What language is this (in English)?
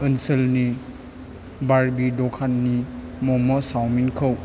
Bodo